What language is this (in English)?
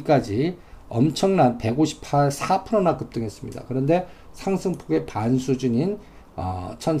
Korean